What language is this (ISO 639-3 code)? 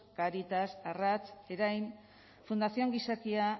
eus